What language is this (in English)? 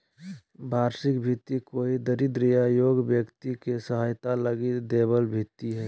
Magahi